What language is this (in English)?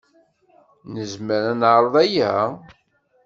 Kabyle